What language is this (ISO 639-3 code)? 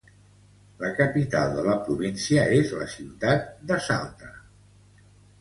cat